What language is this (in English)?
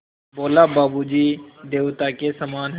Hindi